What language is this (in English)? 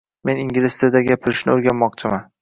Uzbek